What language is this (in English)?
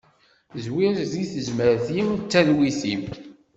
Kabyle